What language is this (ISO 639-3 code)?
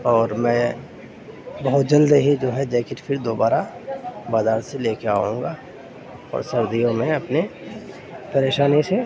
urd